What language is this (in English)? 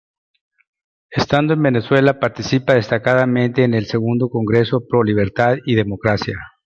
Spanish